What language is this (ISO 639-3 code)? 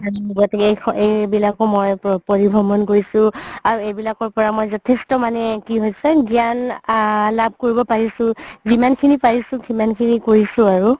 asm